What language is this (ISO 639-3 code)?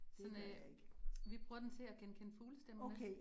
dan